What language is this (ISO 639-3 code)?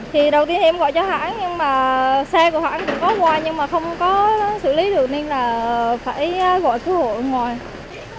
vie